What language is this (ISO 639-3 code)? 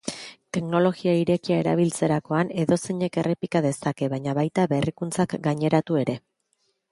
eus